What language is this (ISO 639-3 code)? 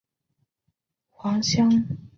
zho